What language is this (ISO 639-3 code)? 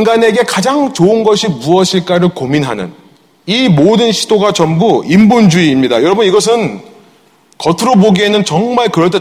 kor